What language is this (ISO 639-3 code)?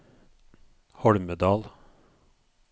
nor